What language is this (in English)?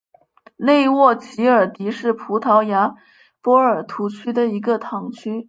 Chinese